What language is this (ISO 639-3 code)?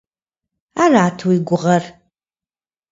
kbd